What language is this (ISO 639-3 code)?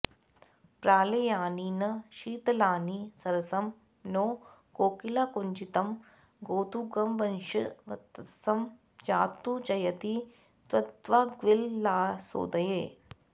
san